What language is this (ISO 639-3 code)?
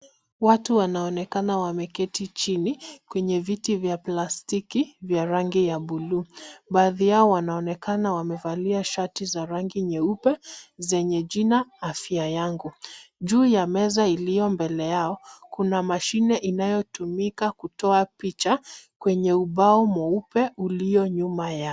swa